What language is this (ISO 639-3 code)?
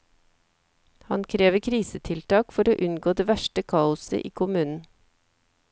nor